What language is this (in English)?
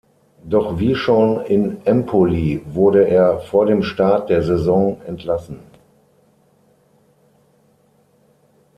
German